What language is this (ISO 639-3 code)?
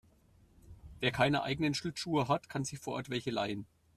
deu